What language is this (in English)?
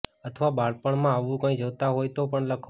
Gujarati